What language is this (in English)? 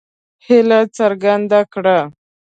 Pashto